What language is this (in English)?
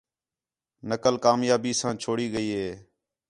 Khetrani